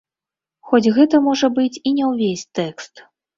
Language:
Belarusian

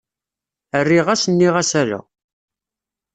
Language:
Kabyle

